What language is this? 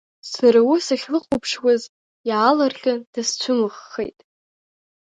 Abkhazian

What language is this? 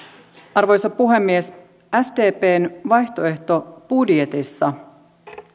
Finnish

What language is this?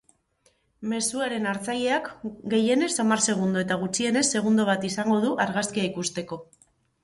Basque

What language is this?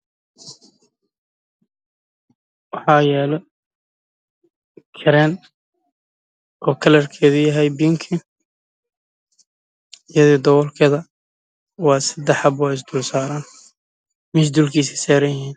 Somali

